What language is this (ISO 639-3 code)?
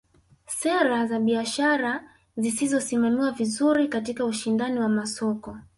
swa